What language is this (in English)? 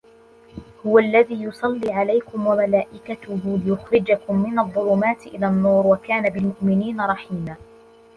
Arabic